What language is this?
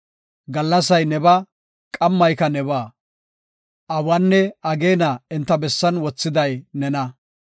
Gofa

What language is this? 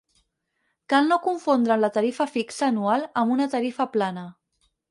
Catalan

